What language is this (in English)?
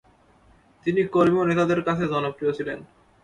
Bangla